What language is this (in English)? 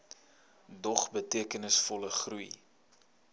Afrikaans